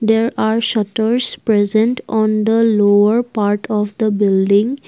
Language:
English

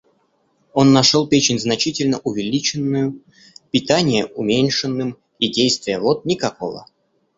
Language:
Russian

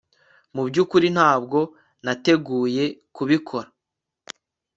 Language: Kinyarwanda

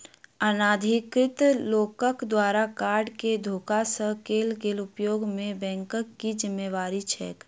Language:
Maithili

